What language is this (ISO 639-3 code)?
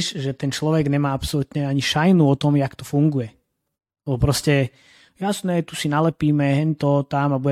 slk